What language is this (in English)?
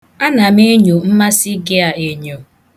Igbo